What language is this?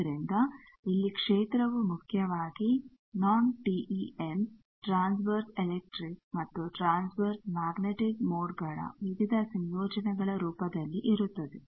Kannada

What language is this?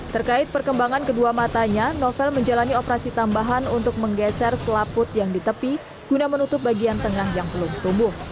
Indonesian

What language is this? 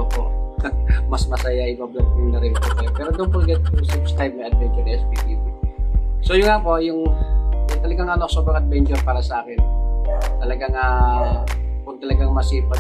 Filipino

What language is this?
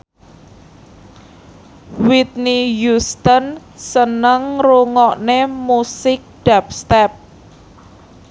Javanese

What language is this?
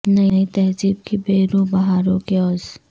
Urdu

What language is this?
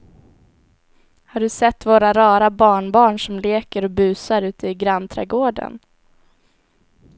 Swedish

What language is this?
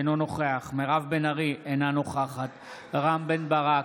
Hebrew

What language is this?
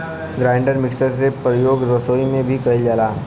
Bhojpuri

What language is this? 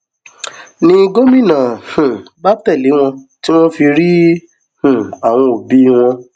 Yoruba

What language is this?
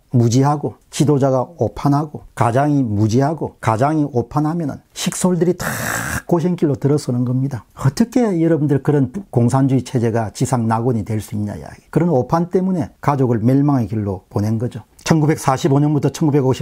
Korean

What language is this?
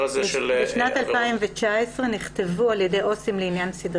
Hebrew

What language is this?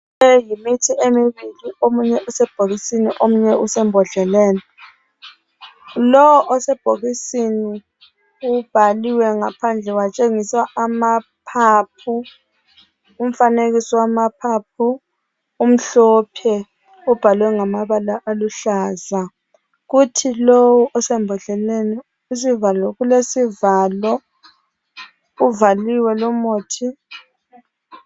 North Ndebele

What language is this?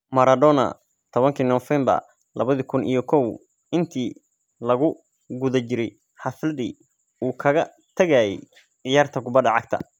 Somali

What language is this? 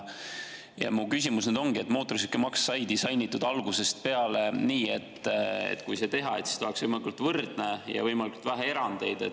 Estonian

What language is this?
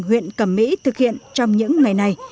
Vietnamese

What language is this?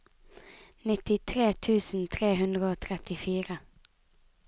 Norwegian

